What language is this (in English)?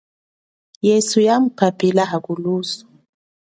Chokwe